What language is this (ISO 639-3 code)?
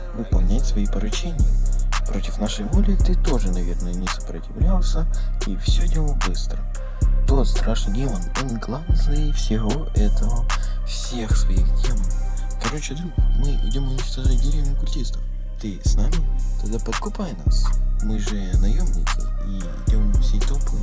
rus